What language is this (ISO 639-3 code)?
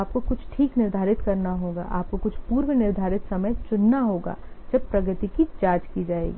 hin